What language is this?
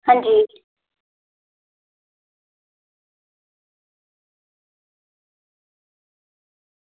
Dogri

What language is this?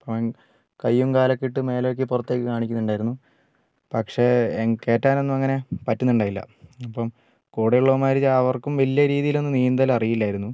Malayalam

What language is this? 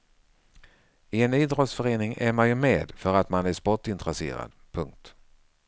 Swedish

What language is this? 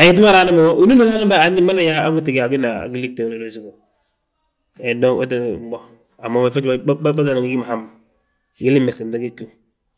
Balanta-Ganja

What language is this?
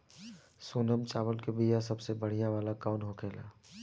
Bhojpuri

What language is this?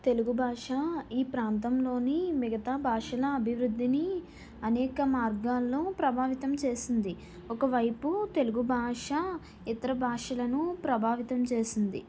Telugu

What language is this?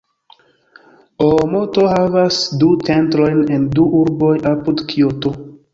Esperanto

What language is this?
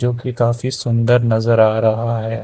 Hindi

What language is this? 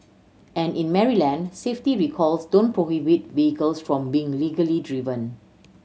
English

